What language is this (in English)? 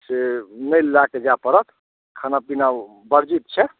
Maithili